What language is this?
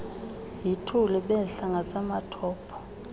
Xhosa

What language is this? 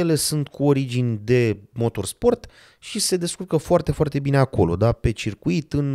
Romanian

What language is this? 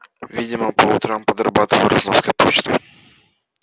Russian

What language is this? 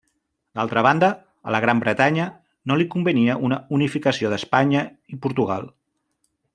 Catalan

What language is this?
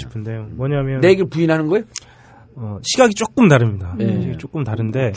Korean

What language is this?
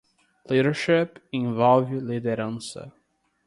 Portuguese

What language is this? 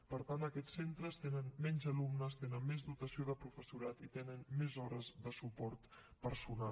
Catalan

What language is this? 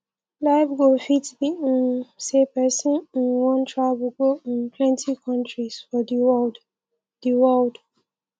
Nigerian Pidgin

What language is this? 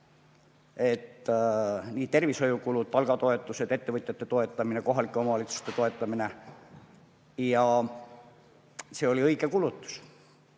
Estonian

